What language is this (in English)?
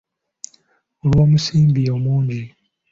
Ganda